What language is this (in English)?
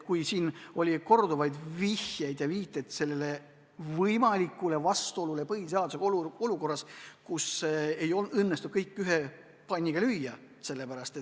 Estonian